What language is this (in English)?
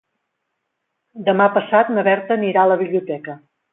Catalan